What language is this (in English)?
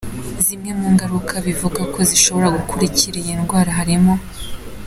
Kinyarwanda